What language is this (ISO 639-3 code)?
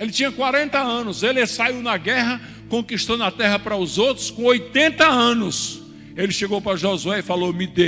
por